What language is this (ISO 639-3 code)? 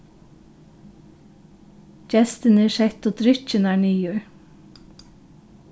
fao